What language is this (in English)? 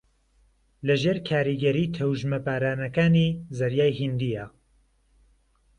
Central Kurdish